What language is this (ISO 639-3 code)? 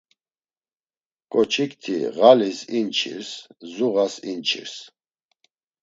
lzz